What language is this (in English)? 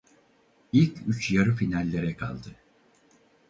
Turkish